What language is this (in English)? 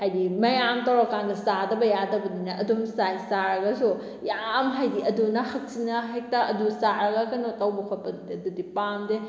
Manipuri